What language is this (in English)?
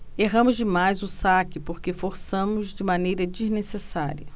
Portuguese